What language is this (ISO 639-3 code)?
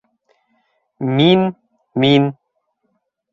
bak